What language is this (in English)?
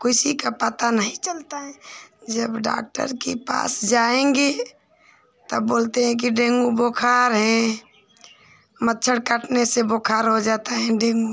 Hindi